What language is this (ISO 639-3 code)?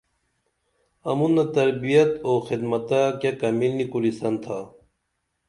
dml